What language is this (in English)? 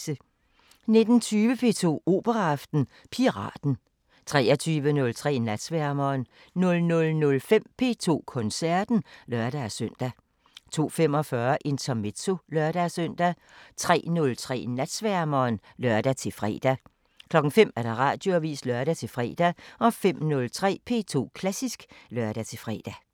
Danish